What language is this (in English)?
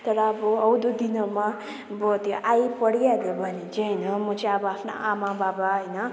Nepali